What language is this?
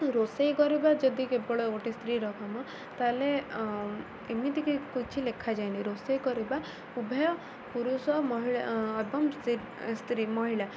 Odia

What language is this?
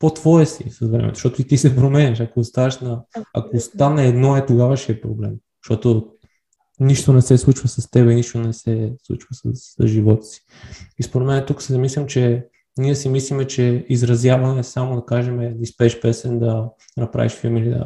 Bulgarian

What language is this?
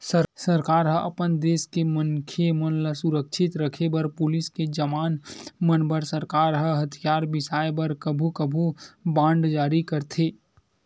Chhattisgarhi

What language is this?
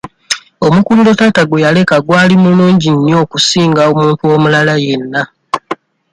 Ganda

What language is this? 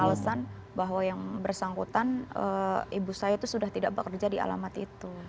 Indonesian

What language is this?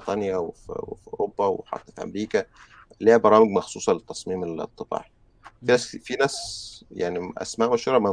Arabic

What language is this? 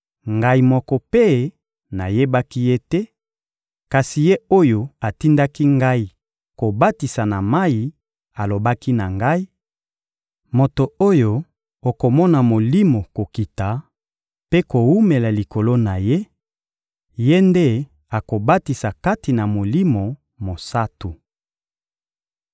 Lingala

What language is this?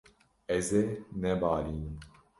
Kurdish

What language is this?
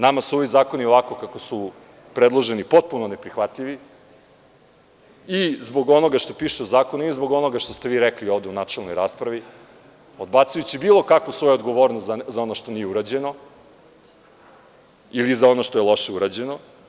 Serbian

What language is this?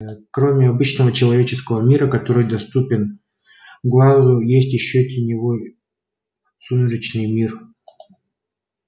Russian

